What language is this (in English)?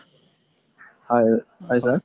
Assamese